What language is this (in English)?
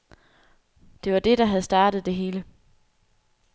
Danish